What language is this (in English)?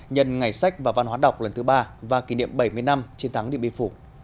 Vietnamese